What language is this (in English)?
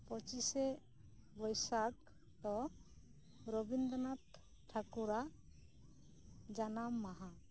Santali